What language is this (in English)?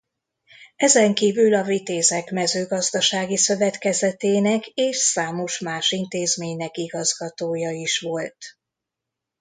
Hungarian